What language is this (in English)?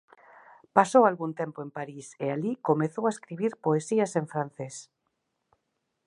Galician